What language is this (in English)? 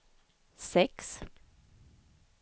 Swedish